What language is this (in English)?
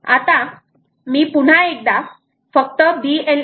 Marathi